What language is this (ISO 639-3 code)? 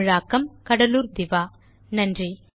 tam